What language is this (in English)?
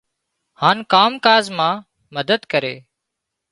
Wadiyara Koli